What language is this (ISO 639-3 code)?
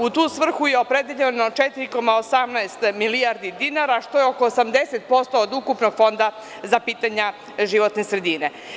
srp